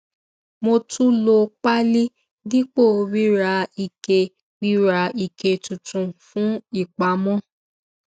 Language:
Yoruba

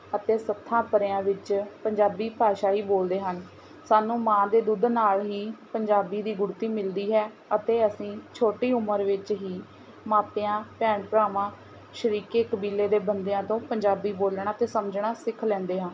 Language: Punjabi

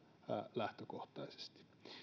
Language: Finnish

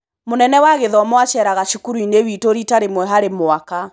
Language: Kikuyu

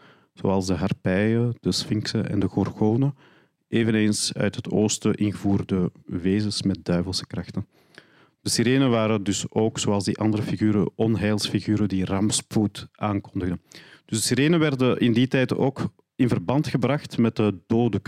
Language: Dutch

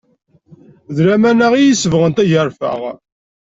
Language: Kabyle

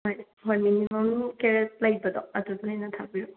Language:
Manipuri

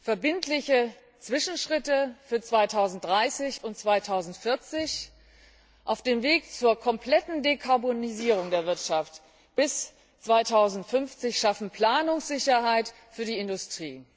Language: German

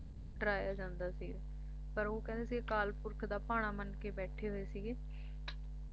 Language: Punjabi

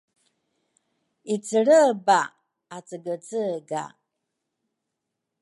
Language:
Rukai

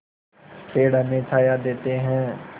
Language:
Hindi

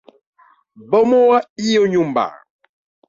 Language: Swahili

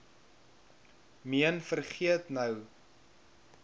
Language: Afrikaans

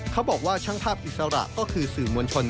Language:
Thai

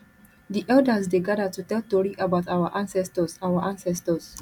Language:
Nigerian Pidgin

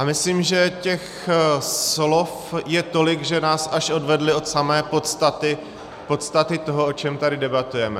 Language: Czech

